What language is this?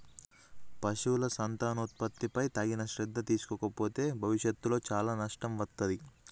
Telugu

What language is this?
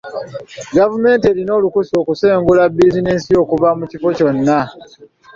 Ganda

